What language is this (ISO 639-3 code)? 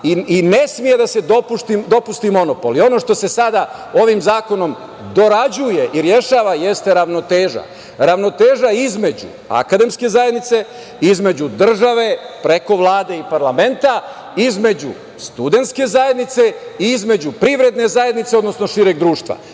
srp